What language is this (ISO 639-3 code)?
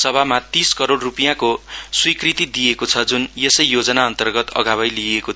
nep